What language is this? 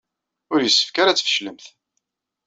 Kabyle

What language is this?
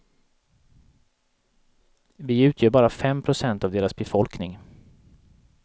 Swedish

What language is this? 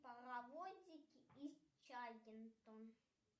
Russian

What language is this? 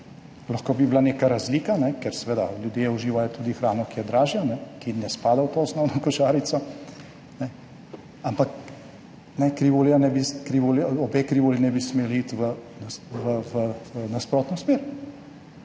Slovenian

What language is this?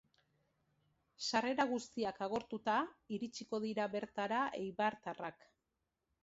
Basque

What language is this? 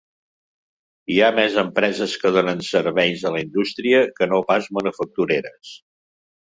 Catalan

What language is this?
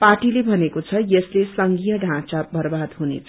Nepali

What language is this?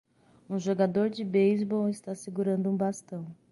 Portuguese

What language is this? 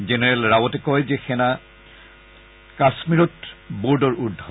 Assamese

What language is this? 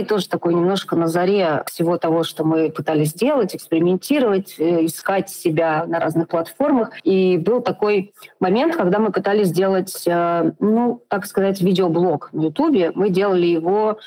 Russian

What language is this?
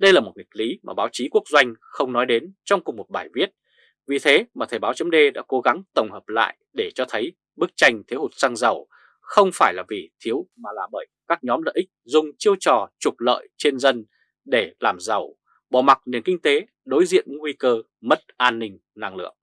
Vietnamese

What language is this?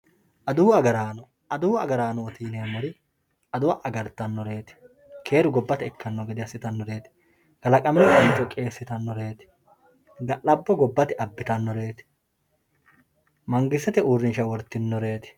Sidamo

